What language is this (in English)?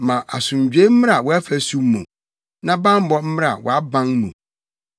Akan